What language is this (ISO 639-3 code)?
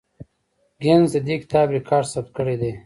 pus